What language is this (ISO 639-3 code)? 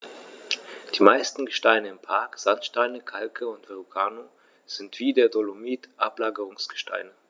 deu